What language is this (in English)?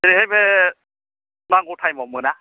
Bodo